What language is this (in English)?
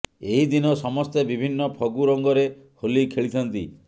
Odia